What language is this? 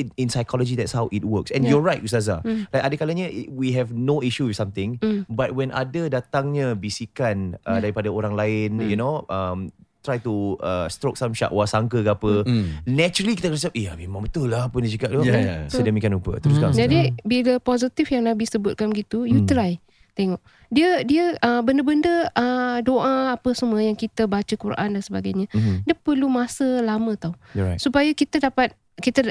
Malay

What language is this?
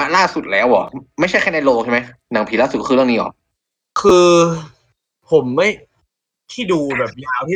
Thai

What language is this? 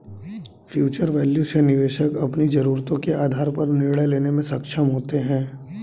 Hindi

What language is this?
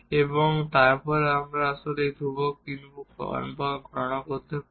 Bangla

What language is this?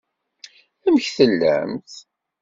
Kabyle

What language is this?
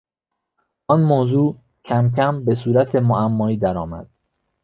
Persian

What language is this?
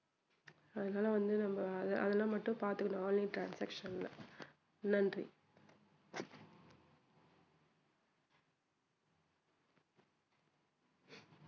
Tamil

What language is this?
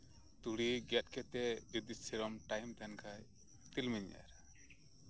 Santali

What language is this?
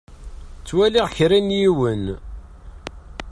Kabyle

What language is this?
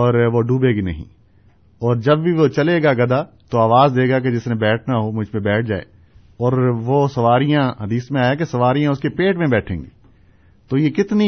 Urdu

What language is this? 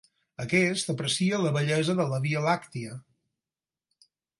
Catalan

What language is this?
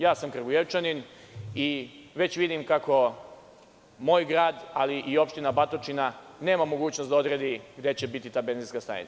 Serbian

